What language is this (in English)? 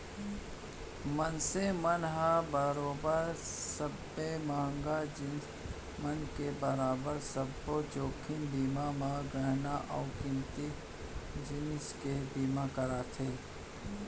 Chhattisgarhi